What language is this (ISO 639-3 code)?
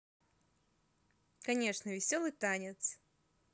rus